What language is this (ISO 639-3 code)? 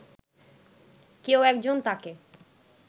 ben